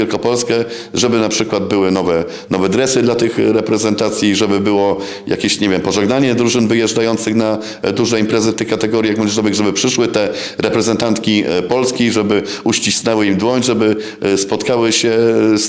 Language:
Polish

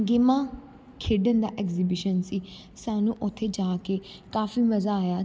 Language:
Punjabi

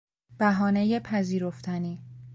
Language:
Persian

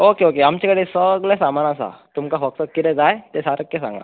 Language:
Konkani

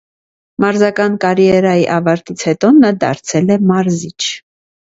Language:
Armenian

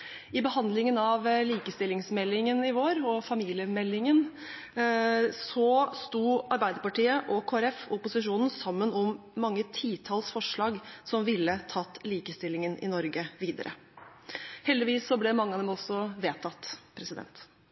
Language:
Norwegian Bokmål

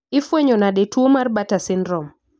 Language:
Luo (Kenya and Tanzania)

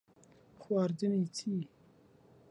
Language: Central Kurdish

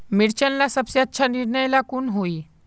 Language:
Magahi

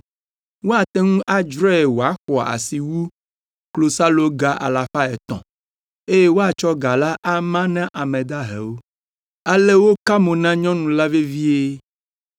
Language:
Ewe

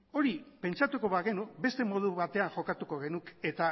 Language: Basque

